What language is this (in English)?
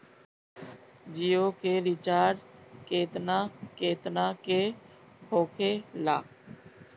Bhojpuri